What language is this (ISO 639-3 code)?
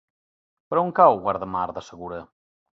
cat